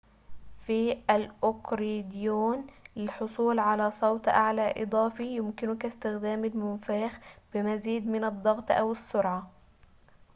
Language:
Arabic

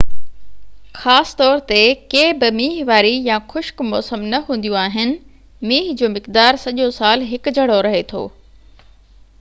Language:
Sindhi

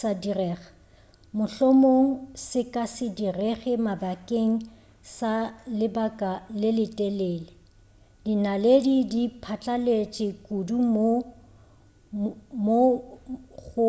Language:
Northern Sotho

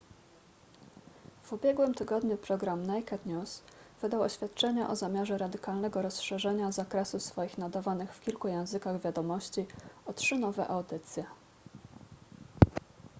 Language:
Polish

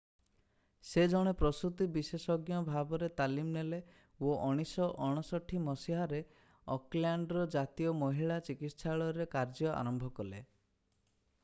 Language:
Odia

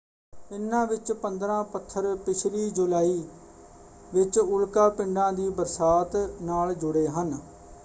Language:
Punjabi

